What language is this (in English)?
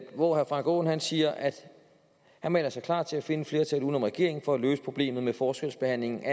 Danish